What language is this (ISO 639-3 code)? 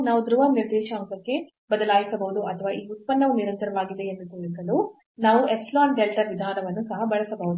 kan